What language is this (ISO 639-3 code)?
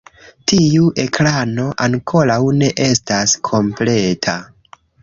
epo